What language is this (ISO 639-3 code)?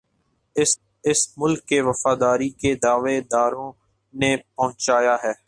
urd